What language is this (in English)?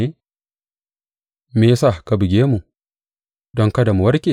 Hausa